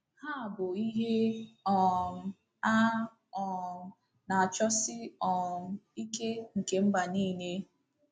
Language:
Igbo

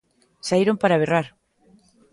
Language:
Galician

